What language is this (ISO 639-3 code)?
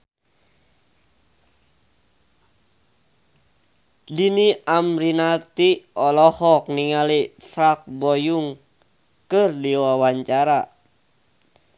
sun